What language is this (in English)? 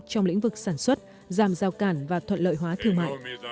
Vietnamese